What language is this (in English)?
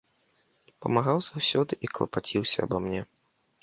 Belarusian